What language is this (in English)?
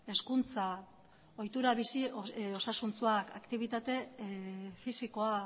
Basque